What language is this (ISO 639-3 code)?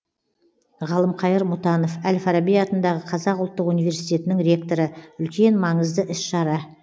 kaz